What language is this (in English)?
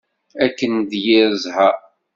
Kabyle